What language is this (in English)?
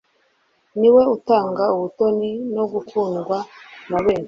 Kinyarwanda